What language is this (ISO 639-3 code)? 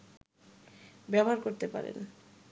ben